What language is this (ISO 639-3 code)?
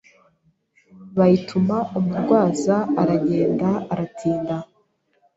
kin